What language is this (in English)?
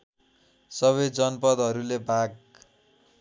Nepali